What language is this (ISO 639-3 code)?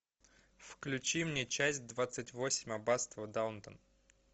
rus